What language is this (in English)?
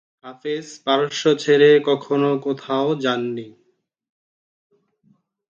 Bangla